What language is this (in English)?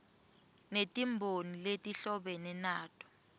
Swati